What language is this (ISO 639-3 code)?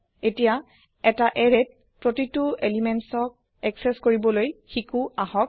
asm